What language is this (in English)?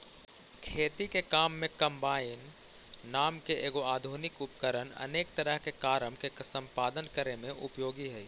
Magahi